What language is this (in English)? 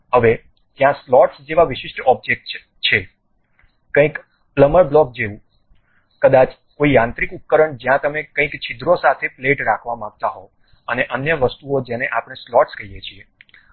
Gujarati